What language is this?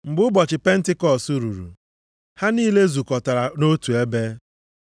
Igbo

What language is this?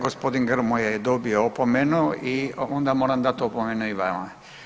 Croatian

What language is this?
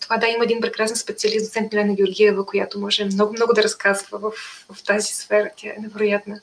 Bulgarian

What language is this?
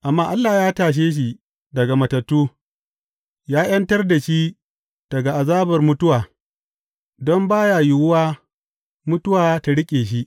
Hausa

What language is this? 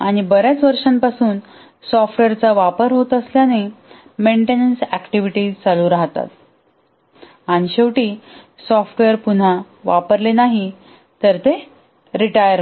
Marathi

